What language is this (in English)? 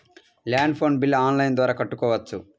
Telugu